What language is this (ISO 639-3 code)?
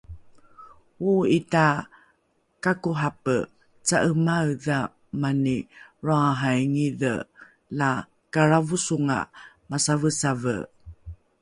dru